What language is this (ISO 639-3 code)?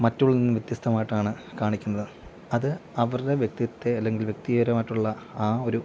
mal